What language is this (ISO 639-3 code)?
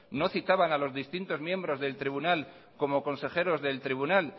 spa